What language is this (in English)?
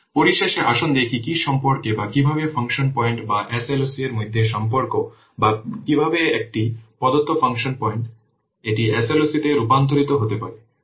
Bangla